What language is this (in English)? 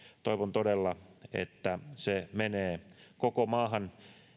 Finnish